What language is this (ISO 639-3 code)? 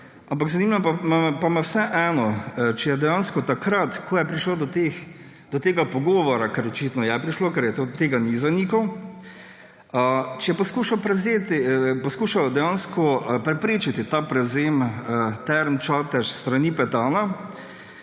slv